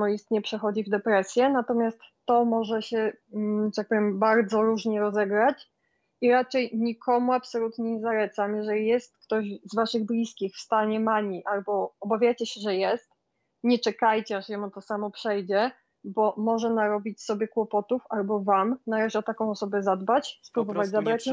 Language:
Polish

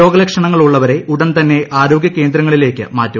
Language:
Malayalam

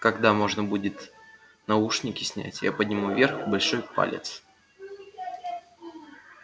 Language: Russian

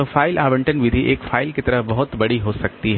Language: Hindi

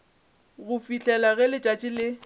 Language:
Northern Sotho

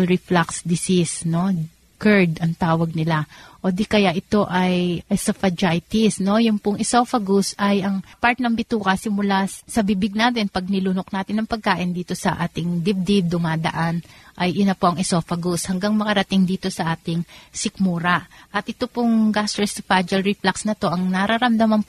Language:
Filipino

